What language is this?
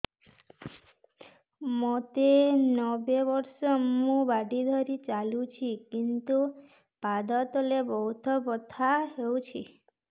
Odia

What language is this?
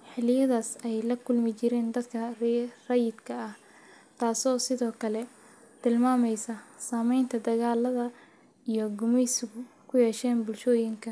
Somali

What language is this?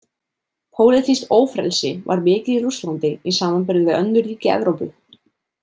Icelandic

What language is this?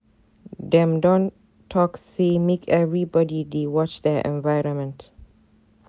Nigerian Pidgin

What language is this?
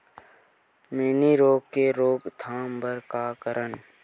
Chhattisgarhi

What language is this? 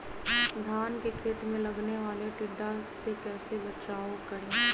Magahi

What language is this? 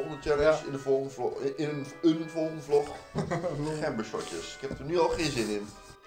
Dutch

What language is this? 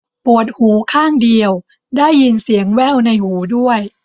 Thai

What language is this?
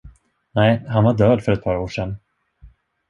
Swedish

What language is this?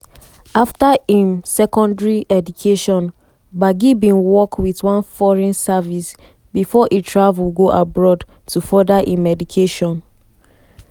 Nigerian Pidgin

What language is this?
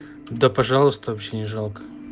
Russian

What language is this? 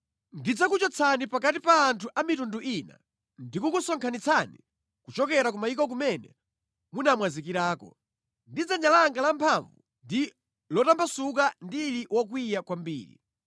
Nyanja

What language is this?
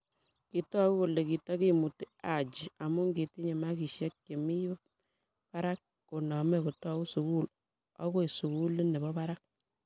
Kalenjin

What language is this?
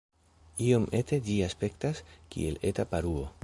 Esperanto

